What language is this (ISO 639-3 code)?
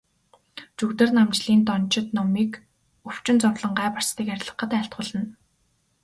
mon